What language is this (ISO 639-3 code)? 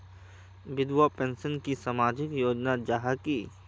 mag